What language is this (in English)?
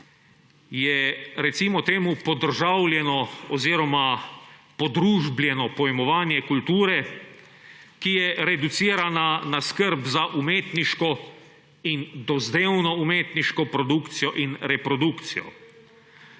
Slovenian